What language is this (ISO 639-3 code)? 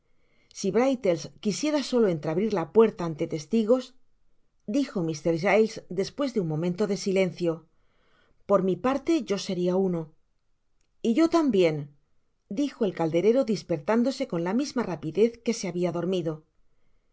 spa